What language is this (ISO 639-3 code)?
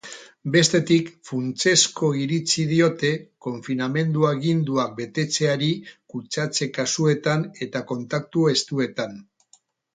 eus